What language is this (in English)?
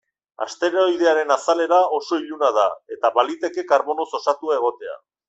Basque